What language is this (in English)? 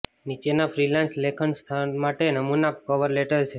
Gujarati